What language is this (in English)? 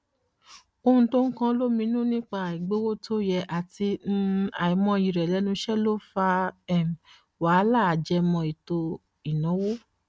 Yoruba